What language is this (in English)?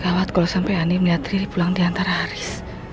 Indonesian